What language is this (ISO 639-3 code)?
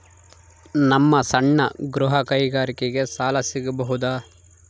kan